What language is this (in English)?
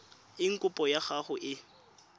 Tswana